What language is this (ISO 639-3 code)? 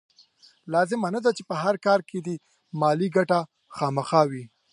pus